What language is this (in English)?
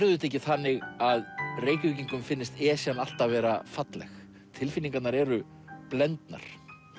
Icelandic